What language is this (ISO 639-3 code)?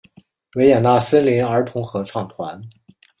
zho